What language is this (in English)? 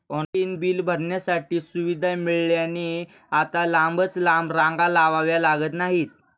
Marathi